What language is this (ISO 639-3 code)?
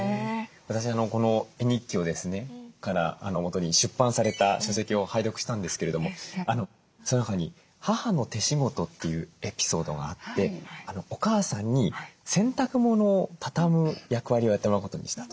jpn